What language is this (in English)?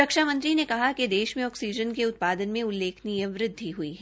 Hindi